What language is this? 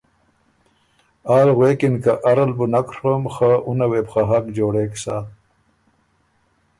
Ormuri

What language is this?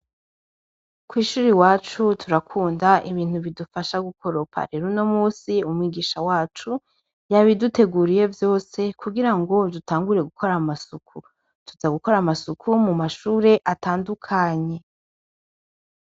Rundi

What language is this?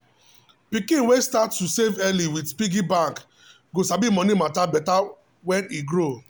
Nigerian Pidgin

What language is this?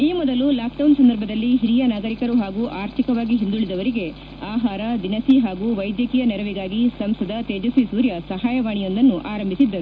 Kannada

